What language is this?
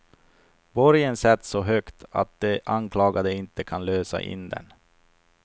Swedish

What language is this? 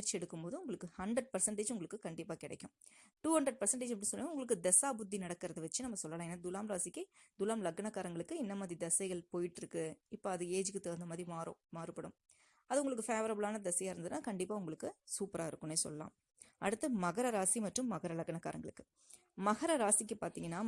Tamil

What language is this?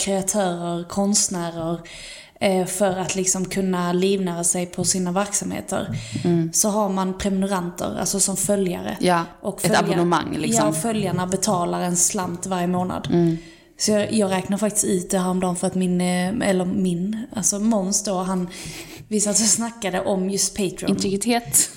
Swedish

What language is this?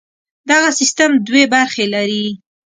Pashto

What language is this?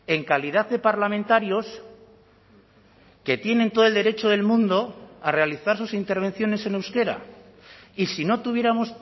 Spanish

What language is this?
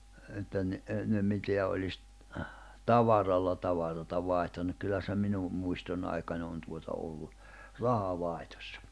Finnish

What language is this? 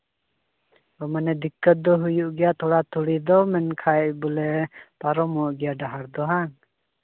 Santali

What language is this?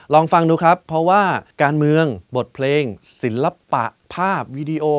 Thai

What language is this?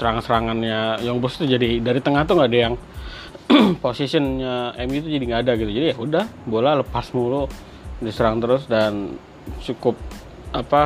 Indonesian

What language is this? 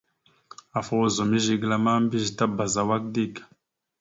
Mada (Cameroon)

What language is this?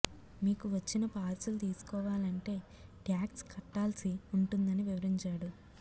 Telugu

